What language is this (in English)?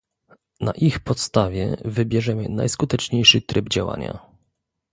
Polish